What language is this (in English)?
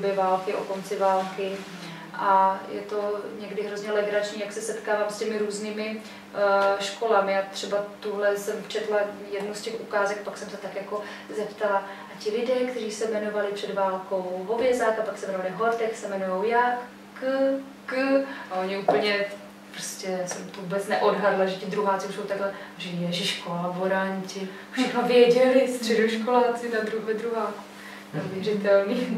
Czech